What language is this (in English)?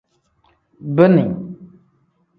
Tem